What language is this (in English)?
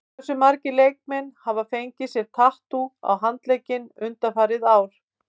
Icelandic